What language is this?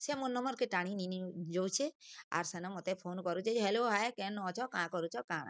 Odia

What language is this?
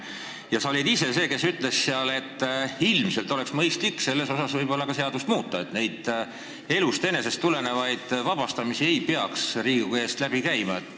Estonian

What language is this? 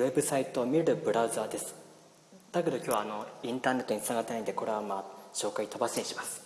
Japanese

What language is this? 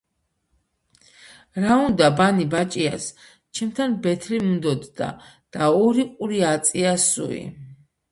Georgian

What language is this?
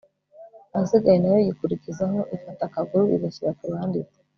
Kinyarwanda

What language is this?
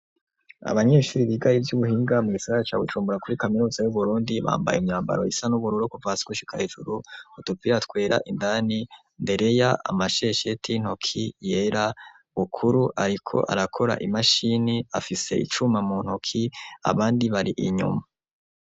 Rundi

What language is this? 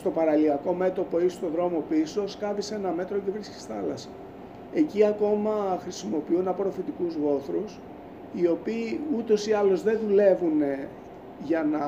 Greek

